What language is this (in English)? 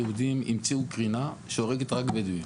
Hebrew